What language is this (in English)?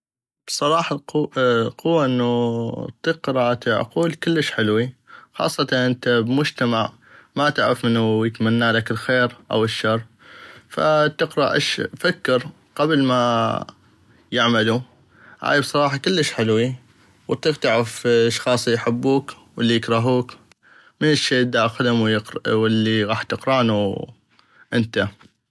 North Mesopotamian Arabic